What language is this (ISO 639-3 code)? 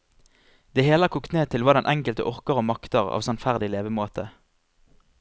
nor